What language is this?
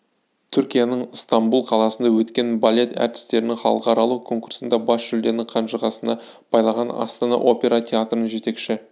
Kazakh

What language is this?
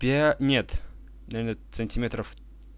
Russian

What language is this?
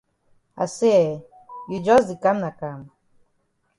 Cameroon Pidgin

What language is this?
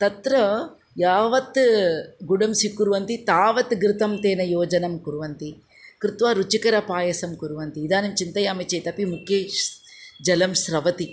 Sanskrit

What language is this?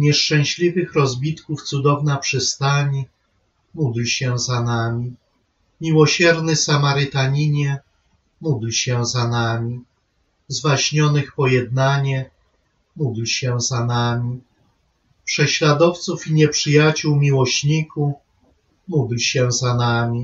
Polish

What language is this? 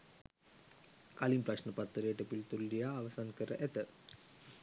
Sinhala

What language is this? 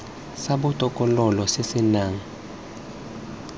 Tswana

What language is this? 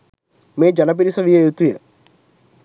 Sinhala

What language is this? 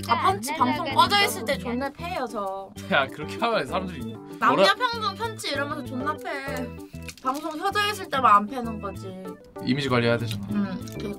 Korean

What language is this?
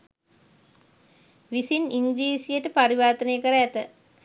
Sinhala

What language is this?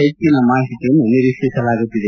Kannada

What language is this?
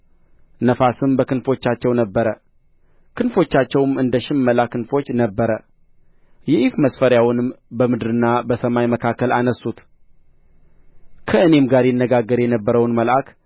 Amharic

